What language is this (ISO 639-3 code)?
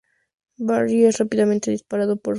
spa